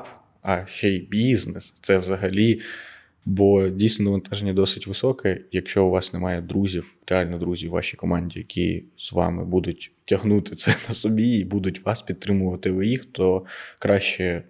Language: Ukrainian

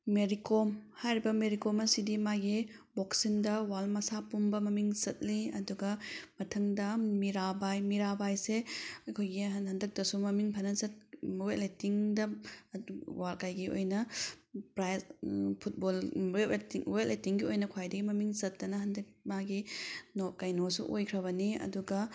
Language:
Manipuri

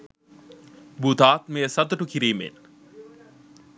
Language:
Sinhala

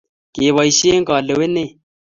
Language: Kalenjin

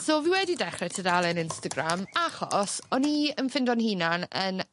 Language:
Welsh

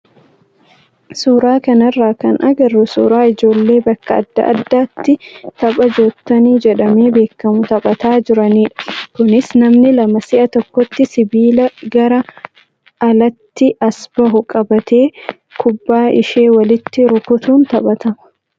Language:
Oromo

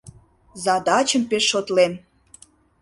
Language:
Mari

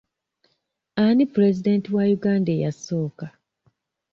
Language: Ganda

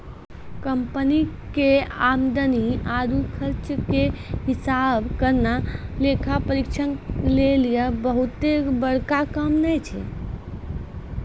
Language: Maithili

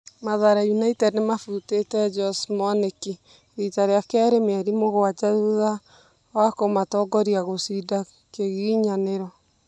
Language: Kikuyu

